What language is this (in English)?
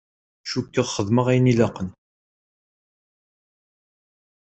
Kabyle